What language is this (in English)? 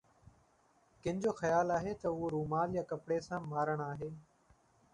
Sindhi